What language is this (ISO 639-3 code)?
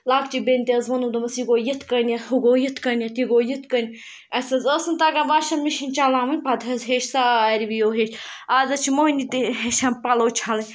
kas